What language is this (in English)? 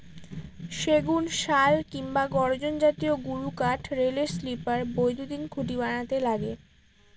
Bangla